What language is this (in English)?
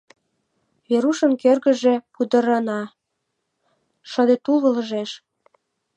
Mari